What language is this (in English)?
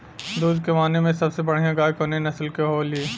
Bhojpuri